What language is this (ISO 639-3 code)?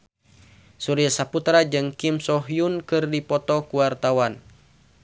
sun